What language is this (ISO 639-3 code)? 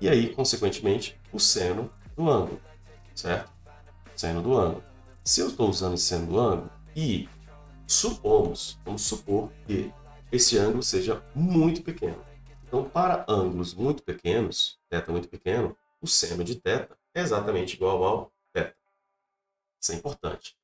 por